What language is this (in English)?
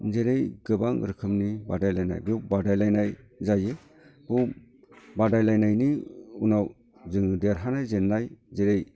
Bodo